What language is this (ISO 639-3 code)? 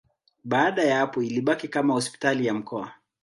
swa